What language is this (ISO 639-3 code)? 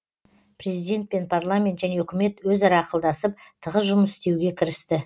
kaz